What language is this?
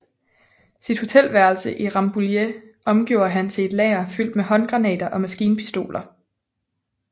Danish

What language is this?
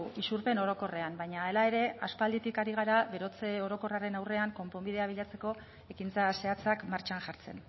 Basque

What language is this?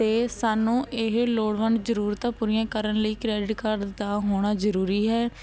Punjabi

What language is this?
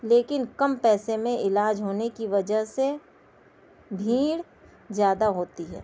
Urdu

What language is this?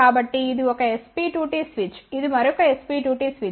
Telugu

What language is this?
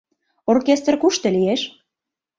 Mari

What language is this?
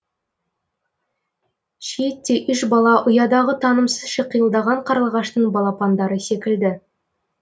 Kazakh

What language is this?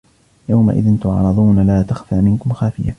Arabic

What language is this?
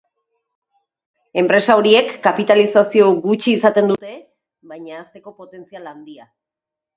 Basque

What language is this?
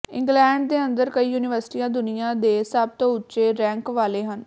Punjabi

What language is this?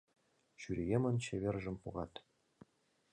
Mari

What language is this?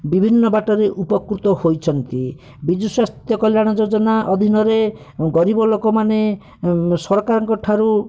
Odia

